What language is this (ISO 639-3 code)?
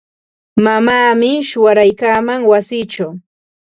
qva